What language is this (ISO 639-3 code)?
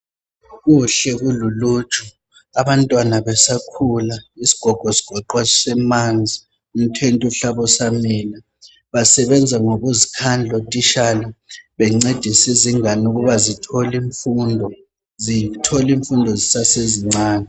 nde